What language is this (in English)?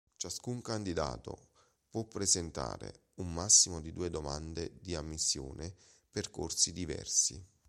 Italian